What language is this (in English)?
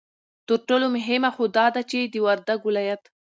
Pashto